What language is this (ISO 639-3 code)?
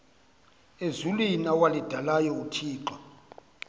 xho